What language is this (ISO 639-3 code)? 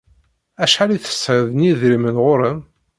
kab